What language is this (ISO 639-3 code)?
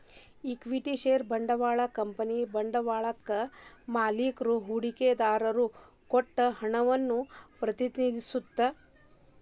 kan